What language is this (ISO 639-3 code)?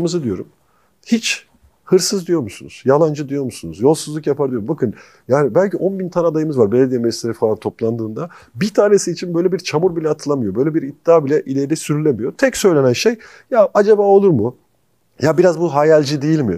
tur